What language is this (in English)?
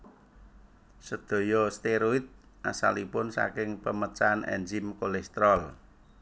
Javanese